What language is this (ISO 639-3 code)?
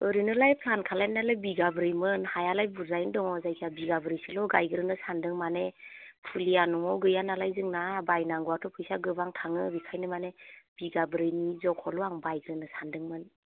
brx